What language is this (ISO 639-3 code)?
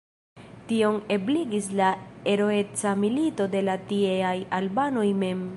epo